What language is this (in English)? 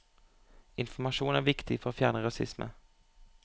Norwegian